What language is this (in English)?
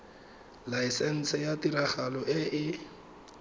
Tswana